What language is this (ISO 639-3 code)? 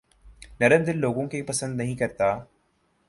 urd